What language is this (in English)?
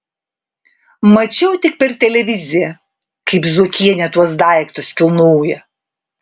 Lithuanian